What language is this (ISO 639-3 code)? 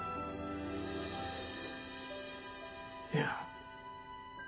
jpn